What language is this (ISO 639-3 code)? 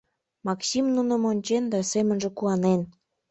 chm